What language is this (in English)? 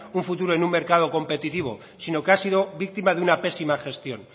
Spanish